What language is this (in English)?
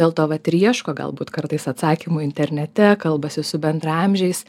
Lithuanian